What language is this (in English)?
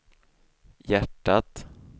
Swedish